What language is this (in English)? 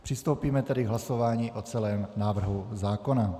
Czech